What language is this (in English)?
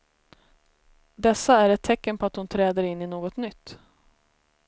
Swedish